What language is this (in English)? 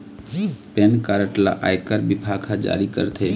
Chhattisgarhi